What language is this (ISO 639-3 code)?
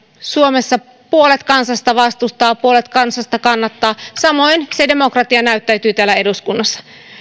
fin